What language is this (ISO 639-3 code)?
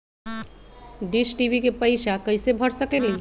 mag